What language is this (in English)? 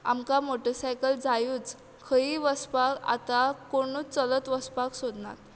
Konkani